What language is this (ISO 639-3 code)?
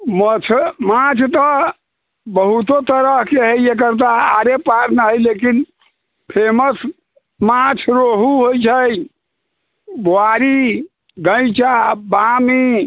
mai